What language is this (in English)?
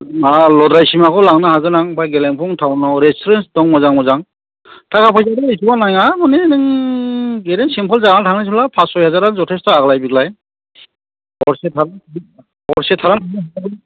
Bodo